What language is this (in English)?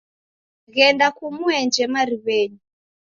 Taita